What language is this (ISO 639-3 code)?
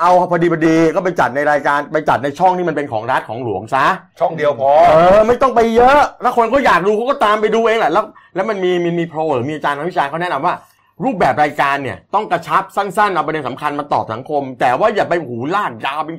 tha